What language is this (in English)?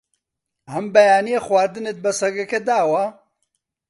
Central Kurdish